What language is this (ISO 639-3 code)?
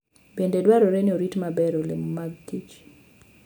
luo